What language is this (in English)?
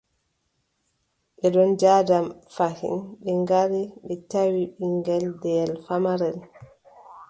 Adamawa Fulfulde